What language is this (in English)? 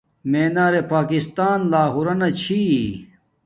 Domaaki